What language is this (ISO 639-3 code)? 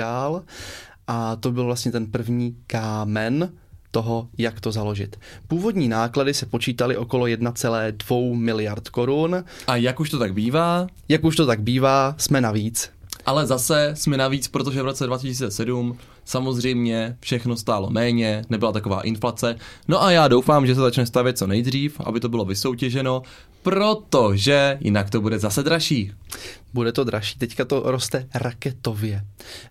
ces